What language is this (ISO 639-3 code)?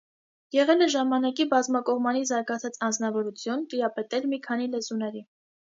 hye